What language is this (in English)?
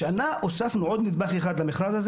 Hebrew